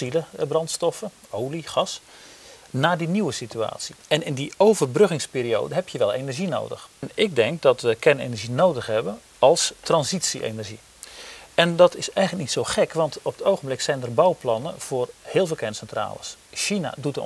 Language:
Dutch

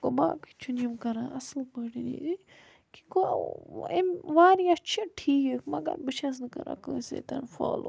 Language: Kashmiri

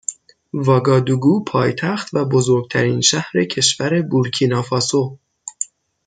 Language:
Persian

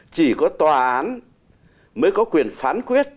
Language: Vietnamese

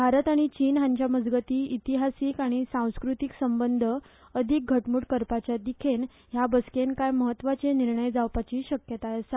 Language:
Konkani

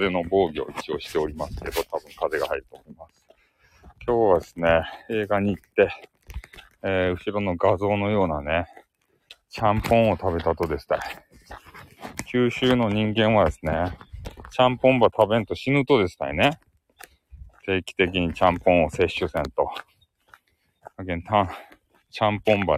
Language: Japanese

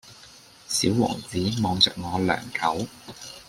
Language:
Cantonese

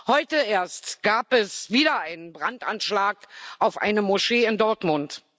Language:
German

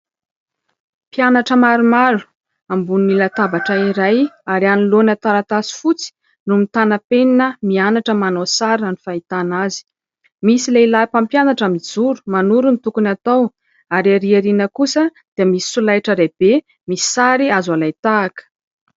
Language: Malagasy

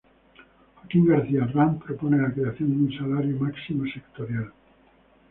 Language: Spanish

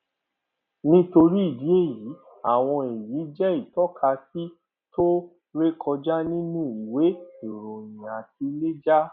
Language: Yoruba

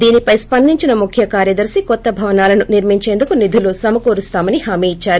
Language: Telugu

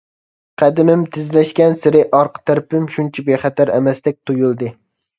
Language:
Uyghur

